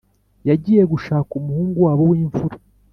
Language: Kinyarwanda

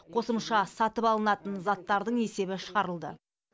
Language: Kazakh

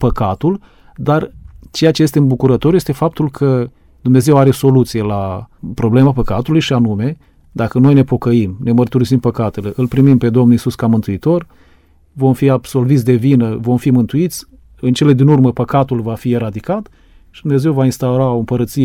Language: Romanian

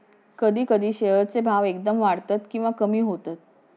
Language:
Marathi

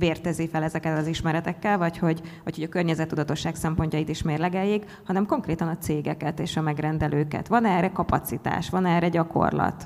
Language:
Hungarian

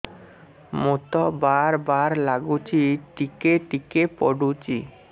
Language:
Odia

